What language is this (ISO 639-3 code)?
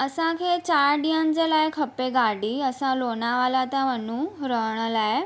snd